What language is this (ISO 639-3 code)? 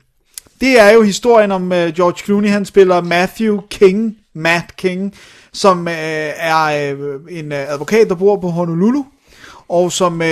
dan